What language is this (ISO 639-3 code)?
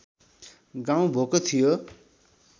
nep